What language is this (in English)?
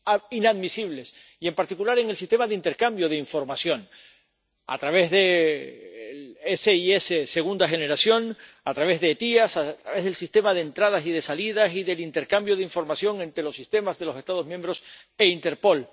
Spanish